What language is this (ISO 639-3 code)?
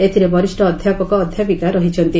ori